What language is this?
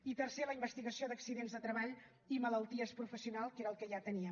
Catalan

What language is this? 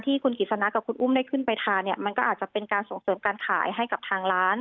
Thai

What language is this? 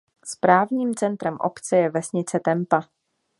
Czech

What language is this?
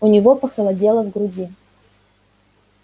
Russian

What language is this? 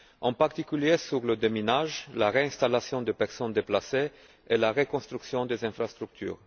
French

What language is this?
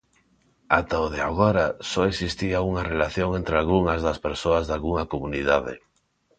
Galician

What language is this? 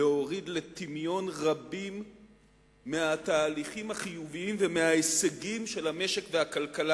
Hebrew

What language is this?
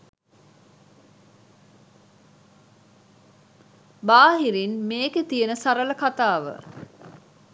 Sinhala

